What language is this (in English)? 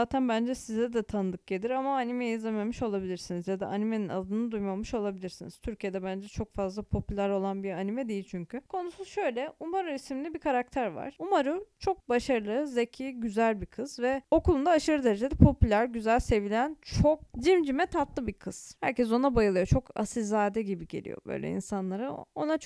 Turkish